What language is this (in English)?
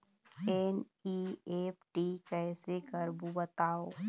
Chhattisgarhi